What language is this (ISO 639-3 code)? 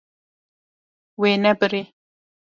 kur